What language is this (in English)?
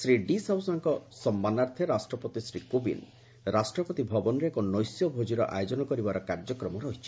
Odia